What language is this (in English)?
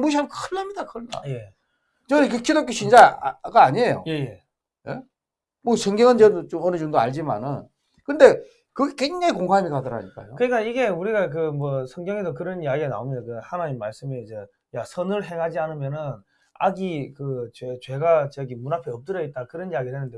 Korean